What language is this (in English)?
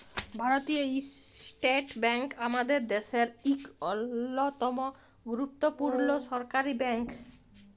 Bangla